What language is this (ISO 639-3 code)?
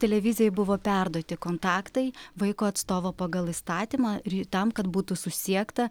lit